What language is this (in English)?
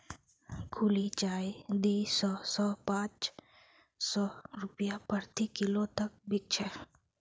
Magahi